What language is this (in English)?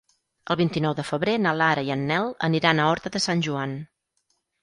Catalan